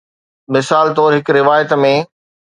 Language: Sindhi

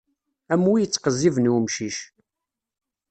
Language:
Kabyle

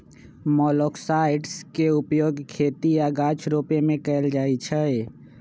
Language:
Magahi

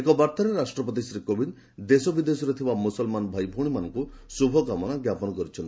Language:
Odia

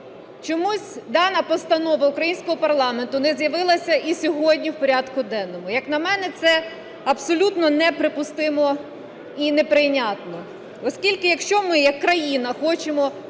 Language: Ukrainian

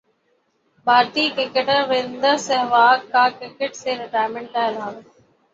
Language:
Urdu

